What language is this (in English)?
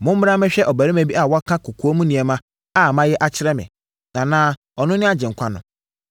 Akan